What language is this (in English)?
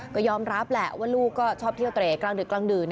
Thai